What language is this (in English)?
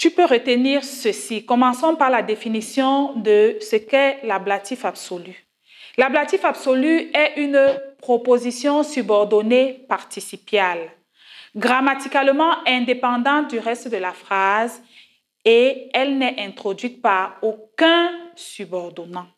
French